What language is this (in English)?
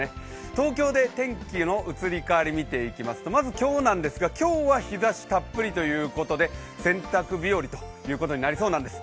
Japanese